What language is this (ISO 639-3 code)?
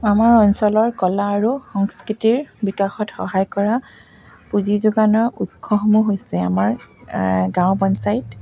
asm